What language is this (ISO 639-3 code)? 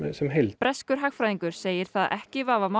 isl